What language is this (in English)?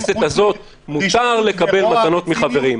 Hebrew